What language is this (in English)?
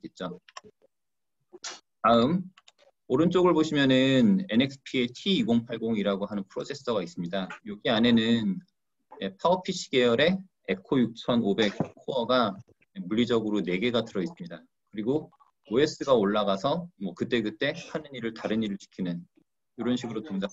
Korean